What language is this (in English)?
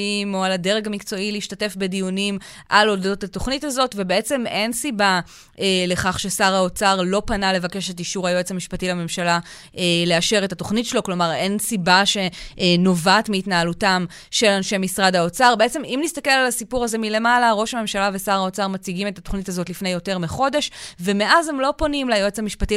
Hebrew